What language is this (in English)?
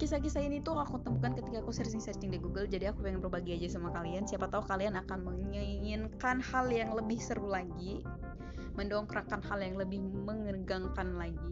Indonesian